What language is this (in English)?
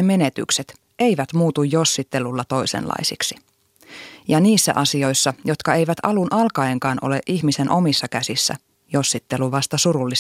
Finnish